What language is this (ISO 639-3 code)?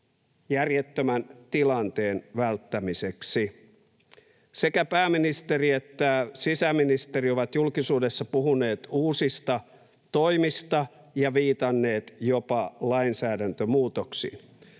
fin